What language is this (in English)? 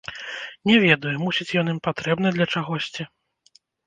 Belarusian